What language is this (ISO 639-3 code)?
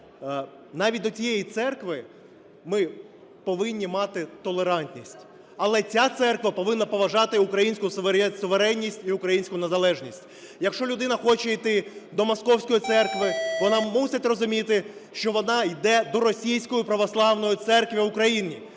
ukr